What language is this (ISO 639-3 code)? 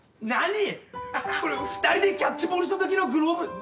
jpn